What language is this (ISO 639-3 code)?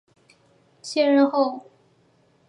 zho